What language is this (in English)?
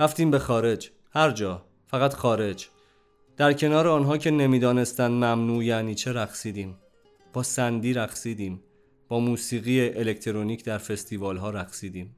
Persian